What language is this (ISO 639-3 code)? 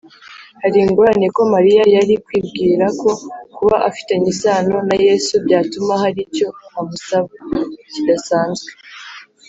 kin